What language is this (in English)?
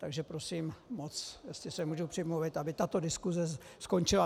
Czech